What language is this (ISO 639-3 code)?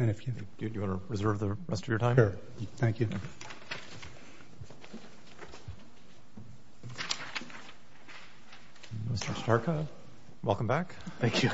eng